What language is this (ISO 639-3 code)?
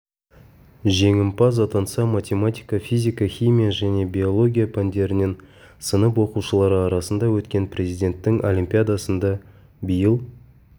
kaz